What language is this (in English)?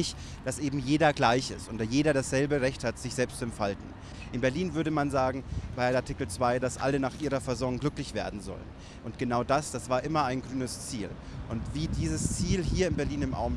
German